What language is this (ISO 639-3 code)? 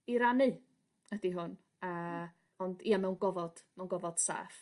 cym